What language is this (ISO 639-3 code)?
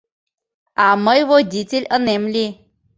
chm